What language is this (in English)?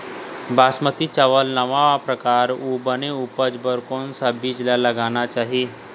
Chhattisgarhi